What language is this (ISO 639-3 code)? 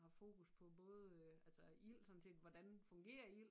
dan